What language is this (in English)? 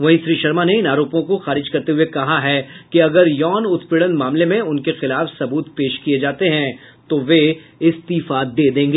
Hindi